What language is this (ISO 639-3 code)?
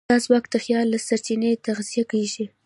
pus